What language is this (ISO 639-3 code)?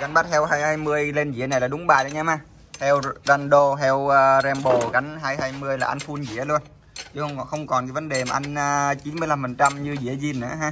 vie